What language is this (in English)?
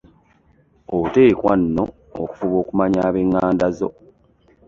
Ganda